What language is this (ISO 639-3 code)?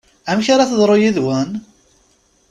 kab